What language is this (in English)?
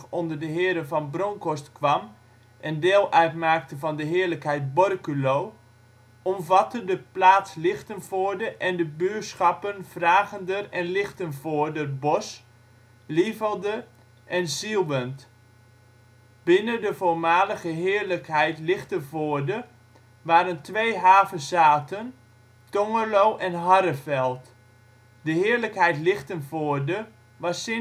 Dutch